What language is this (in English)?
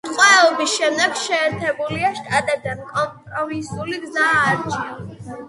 Georgian